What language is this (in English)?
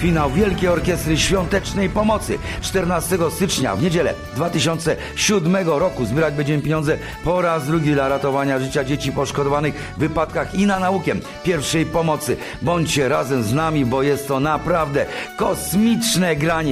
Polish